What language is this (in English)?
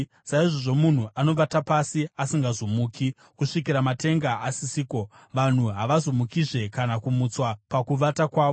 Shona